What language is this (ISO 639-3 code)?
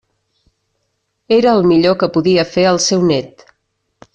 cat